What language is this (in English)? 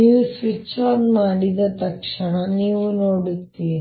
Kannada